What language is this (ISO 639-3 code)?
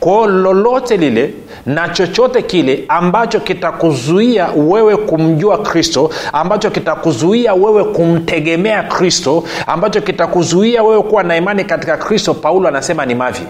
swa